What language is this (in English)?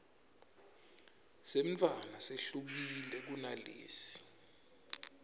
Swati